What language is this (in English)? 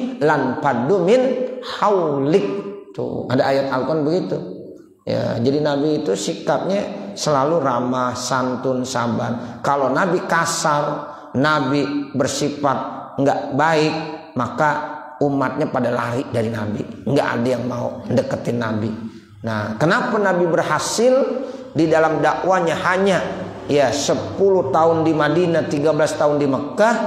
Indonesian